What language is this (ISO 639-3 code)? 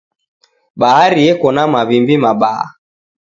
dav